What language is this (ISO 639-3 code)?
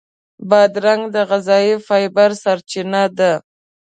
pus